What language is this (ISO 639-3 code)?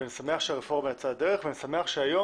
heb